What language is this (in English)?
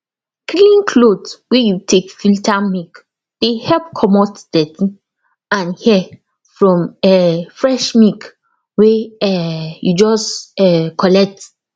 Nigerian Pidgin